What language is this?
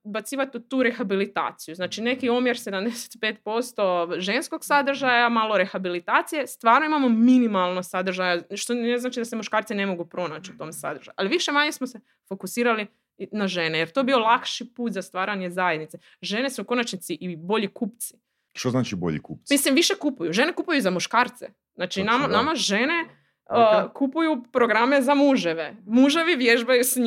Croatian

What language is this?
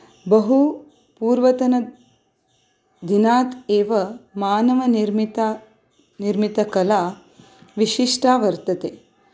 Sanskrit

